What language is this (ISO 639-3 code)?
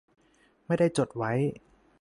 tha